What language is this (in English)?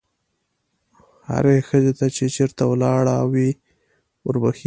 Pashto